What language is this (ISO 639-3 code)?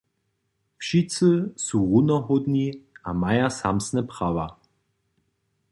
hsb